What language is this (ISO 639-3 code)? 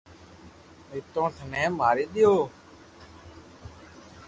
lrk